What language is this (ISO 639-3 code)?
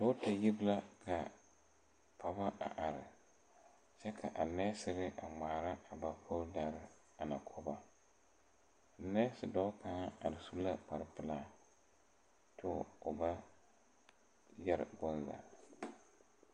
dga